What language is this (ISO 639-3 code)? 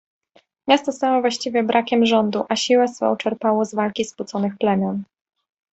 pol